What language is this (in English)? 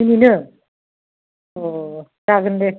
Bodo